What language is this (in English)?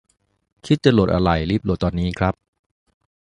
Thai